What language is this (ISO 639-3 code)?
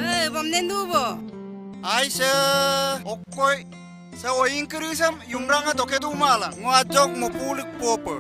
ind